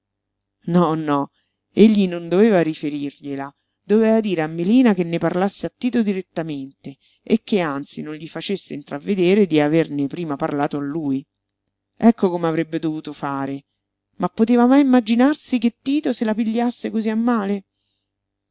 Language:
Italian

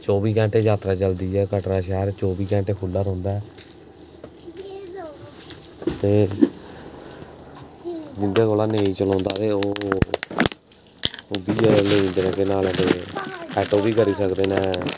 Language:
Dogri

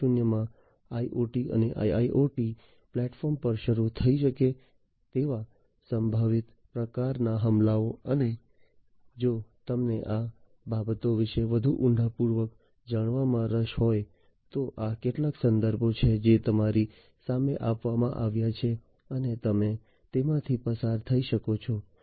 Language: Gujarati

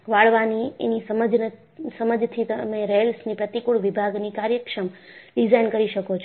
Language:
Gujarati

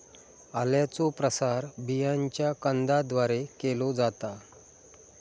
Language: Marathi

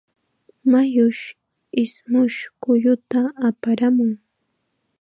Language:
Chiquián Ancash Quechua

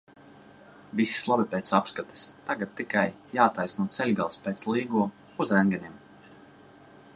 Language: Latvian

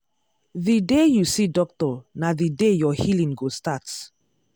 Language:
Nigerian Pidgin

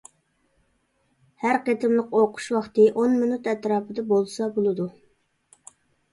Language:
Uyghur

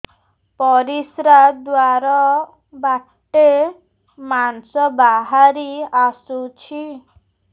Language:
Odia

